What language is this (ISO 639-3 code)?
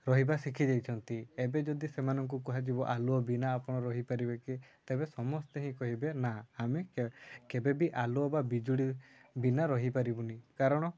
ori